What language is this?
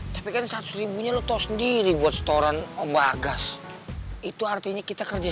Indonesian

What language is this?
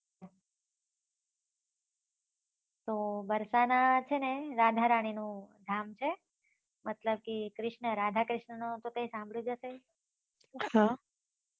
Gujarati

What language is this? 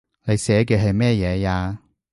Cantonese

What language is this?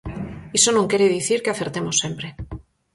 Galician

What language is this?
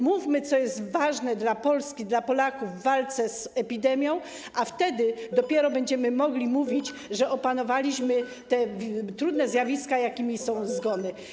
Polish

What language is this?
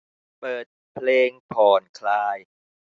Thai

